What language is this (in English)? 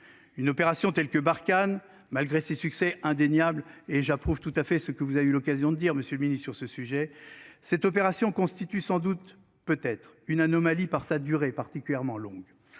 French